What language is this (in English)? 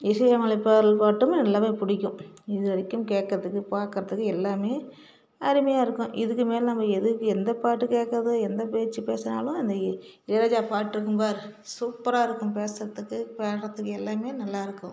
Tamil